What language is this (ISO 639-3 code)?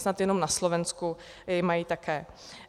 ces